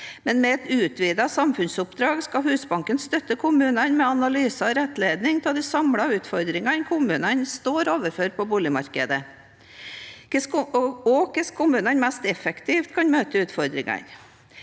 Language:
Norwegian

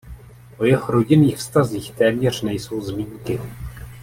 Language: Czech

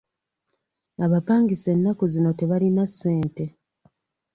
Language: Ganda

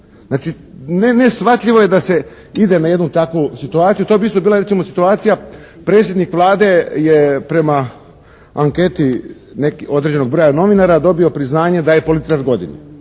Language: Croatian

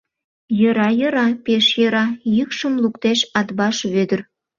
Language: Mari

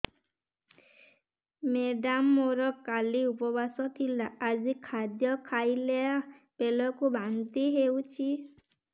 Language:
Odia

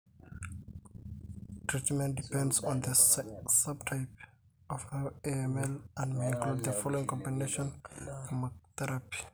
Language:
Masai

